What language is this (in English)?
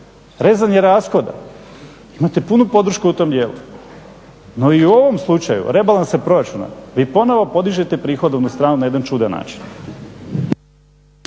Croatian